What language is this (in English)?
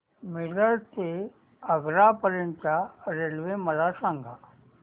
Marathi